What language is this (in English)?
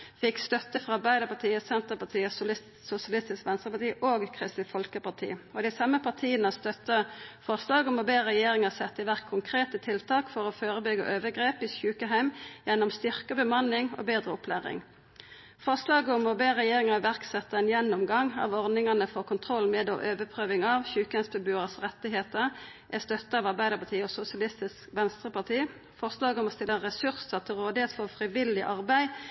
Norwegian Nynorsk